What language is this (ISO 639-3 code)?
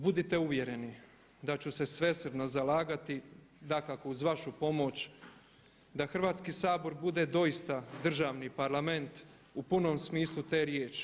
hrv